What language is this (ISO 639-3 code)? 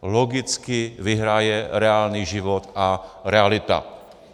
ces